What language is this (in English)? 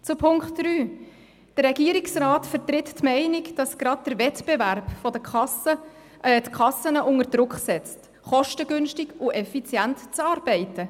Swiss German